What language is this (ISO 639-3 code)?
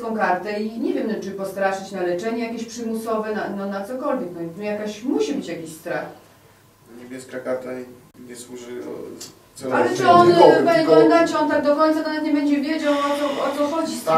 pol